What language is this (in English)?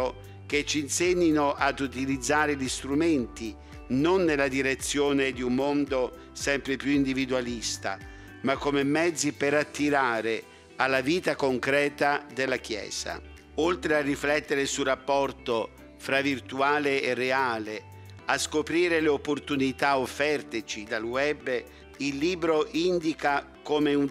Italian